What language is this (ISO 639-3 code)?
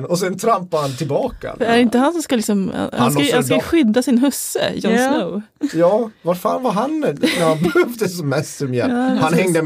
swe